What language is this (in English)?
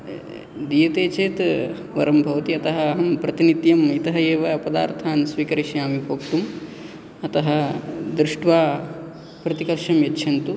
Sanskrit